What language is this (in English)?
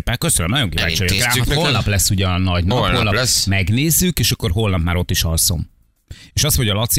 Hungarian